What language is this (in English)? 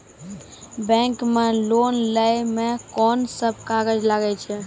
Maithili